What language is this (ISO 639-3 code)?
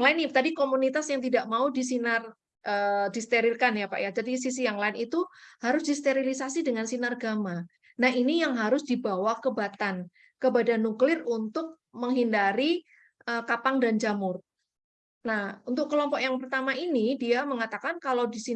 ind